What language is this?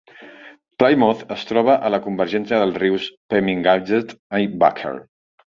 Catalan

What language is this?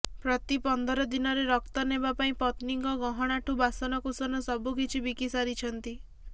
Odia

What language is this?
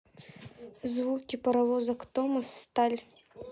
Russian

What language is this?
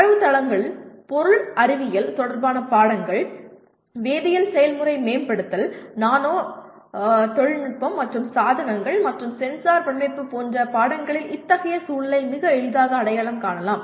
Tamil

